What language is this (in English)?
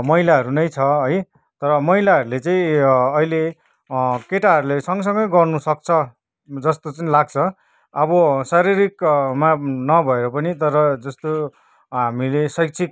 Nepali